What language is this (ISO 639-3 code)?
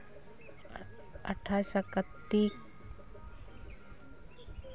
sat